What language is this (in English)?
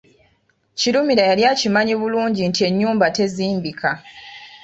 Ganda